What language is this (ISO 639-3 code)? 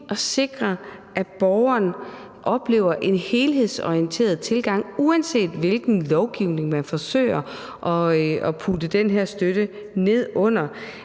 dan